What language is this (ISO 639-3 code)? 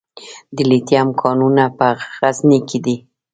pus